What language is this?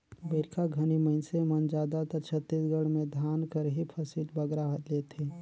Chhattisgarhi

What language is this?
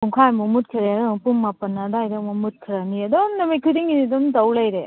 Manipuri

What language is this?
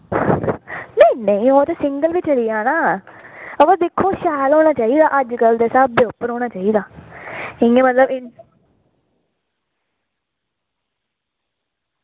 Dogri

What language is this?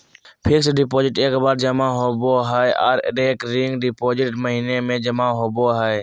Magahi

